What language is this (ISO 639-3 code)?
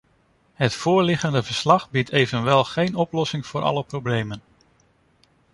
nld